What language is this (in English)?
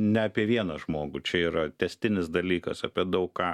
Lithuanian